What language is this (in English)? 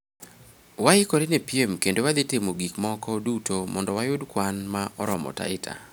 Luo (Kenya and Tanzania)